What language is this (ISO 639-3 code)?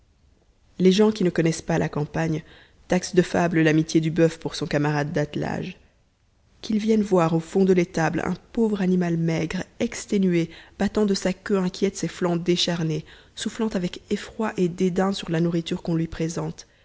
fra